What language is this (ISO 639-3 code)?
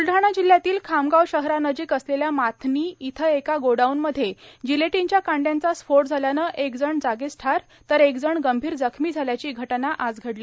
mar